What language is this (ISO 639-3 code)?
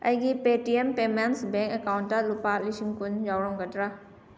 mni